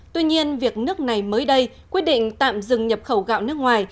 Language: Vietnamese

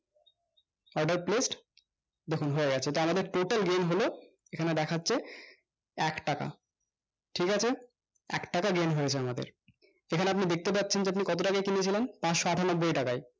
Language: Bangla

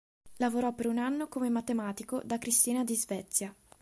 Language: Italian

